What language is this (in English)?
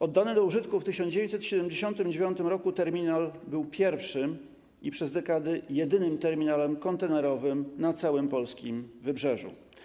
Polish